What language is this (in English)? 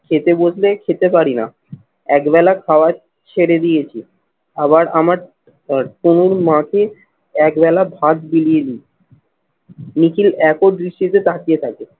Bangla